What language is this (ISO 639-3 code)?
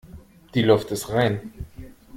deu